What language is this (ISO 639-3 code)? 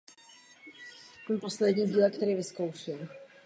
ces